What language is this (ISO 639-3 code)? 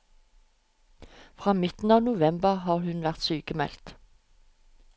nor